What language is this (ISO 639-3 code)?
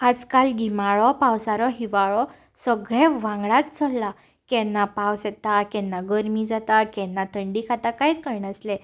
kok